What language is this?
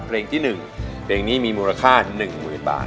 Thai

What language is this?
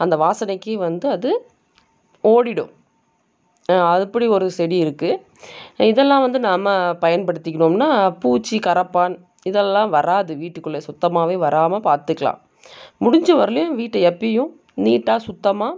Tamil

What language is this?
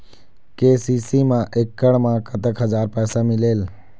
Chhattisgarhi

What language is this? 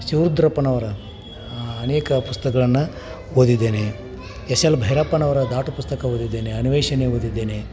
Kannada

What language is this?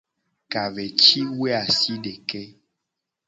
Gen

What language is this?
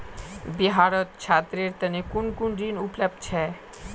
Magahi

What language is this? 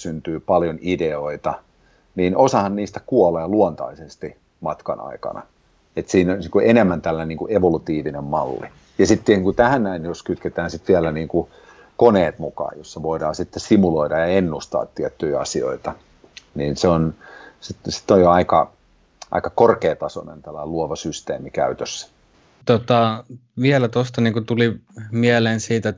Finnish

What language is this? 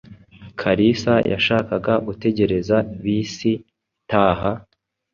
Kinyarwanda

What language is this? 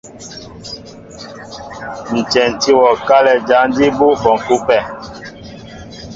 Mbo (Cameroon)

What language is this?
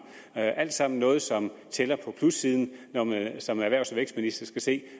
Danish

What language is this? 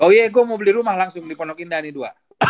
Indonesian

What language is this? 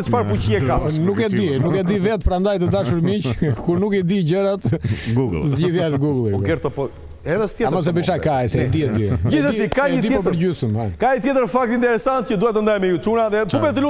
Romanian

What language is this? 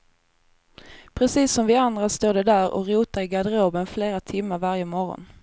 Swedish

